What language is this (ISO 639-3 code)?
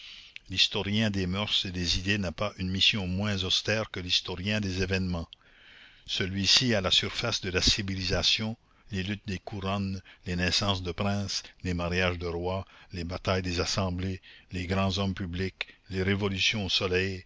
fra